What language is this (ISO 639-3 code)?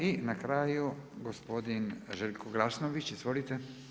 hrv